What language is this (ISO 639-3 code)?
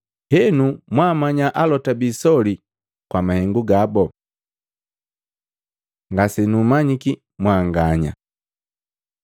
mgv